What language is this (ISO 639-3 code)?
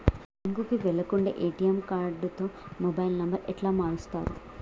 tel